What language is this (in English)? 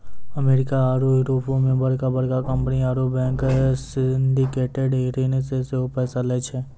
Maithili